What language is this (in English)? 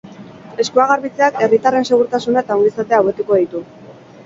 Basque